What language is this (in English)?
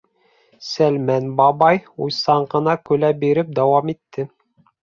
Bashkir